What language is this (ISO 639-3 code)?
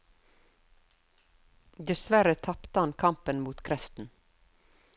nor